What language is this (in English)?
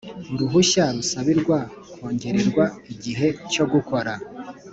Kinyarwanda